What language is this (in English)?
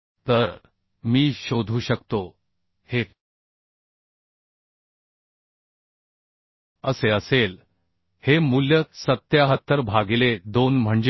Marathi